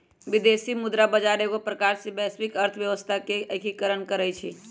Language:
Magahi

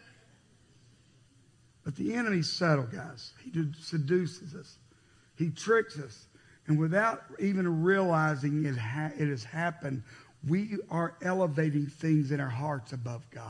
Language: English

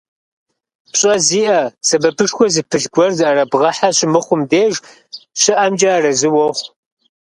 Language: Kabardian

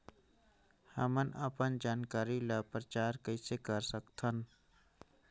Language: Chhattisgarhi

